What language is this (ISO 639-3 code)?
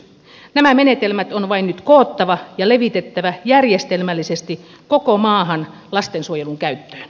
fin